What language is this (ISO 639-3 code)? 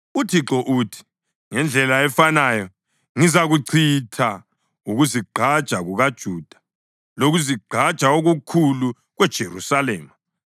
nde